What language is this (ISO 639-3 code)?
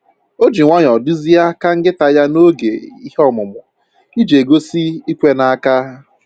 ibo